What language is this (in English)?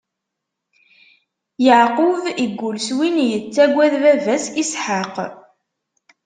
Kabyle